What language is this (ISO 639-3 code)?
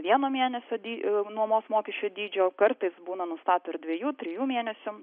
lit